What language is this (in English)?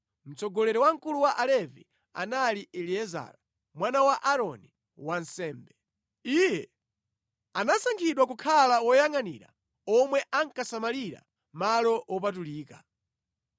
Nyanja